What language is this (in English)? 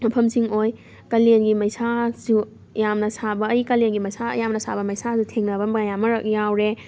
Manipuri